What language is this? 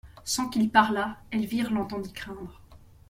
French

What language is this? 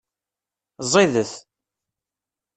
Kabyle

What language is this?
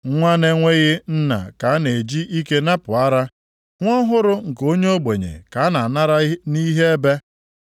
Igbo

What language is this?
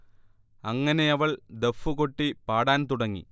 Malayalam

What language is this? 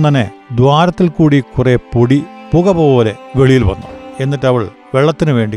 Malayalam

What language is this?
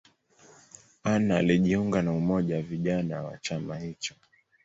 Swahili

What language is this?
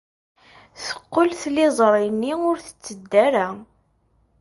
Kabyle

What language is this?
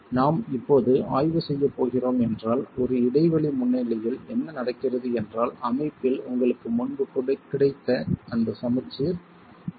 Tamil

